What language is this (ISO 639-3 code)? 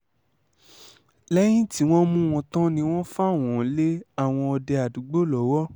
yor